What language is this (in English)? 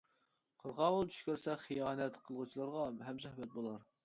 Uyghur